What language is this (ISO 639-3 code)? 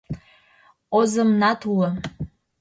chm